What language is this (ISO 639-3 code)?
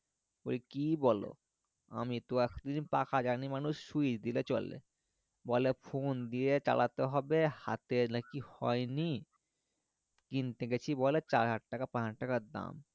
ben